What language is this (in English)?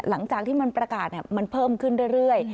Thai